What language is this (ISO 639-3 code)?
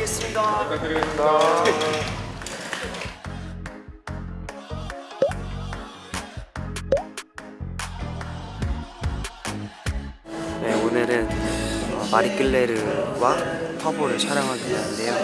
kor